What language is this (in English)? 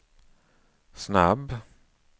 Swedish